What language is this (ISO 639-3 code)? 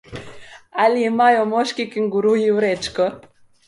slv